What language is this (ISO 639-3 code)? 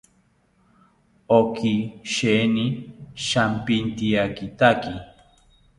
cpy